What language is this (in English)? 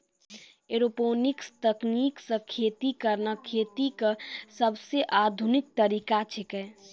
Maithili